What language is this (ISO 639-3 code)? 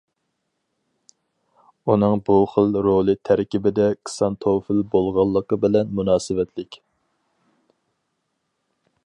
uig